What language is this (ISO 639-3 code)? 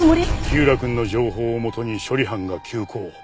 jpn